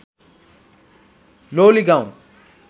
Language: Nepali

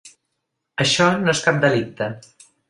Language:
Catalan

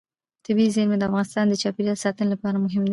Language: Pashto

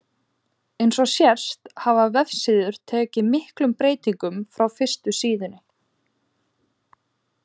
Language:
Icelandic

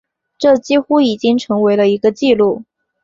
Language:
Chinese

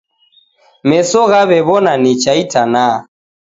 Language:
Taita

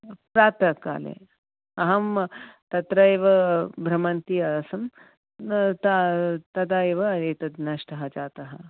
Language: Sanskrit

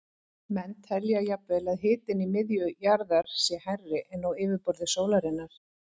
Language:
Icelandic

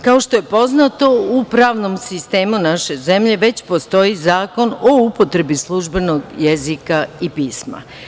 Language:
Serbian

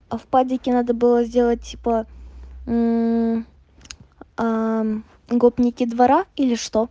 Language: Russian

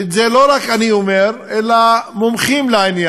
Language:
Hebrew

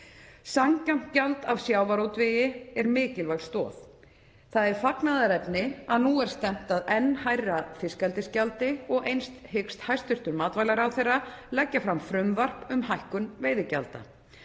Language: Icelandic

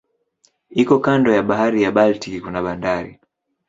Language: Swahili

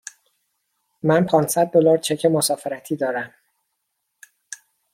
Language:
Persian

